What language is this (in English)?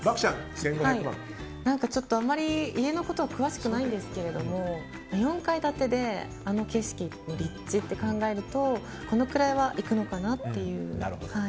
Japanese